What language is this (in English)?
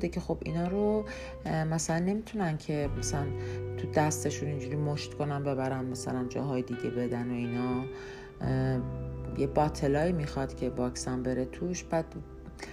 Persian